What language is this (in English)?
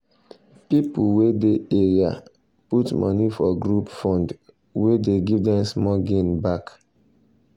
Nigerian Pidgin